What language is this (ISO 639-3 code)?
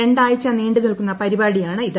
mal